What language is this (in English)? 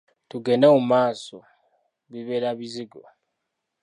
Ganda